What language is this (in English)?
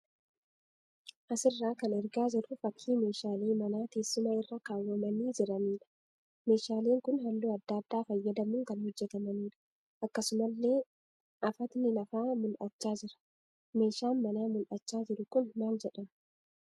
Oromo